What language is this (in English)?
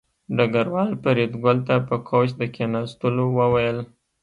Pashto